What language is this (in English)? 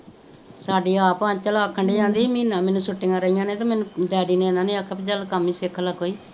Punjabi